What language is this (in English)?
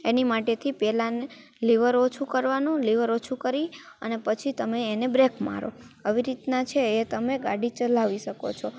Gujarati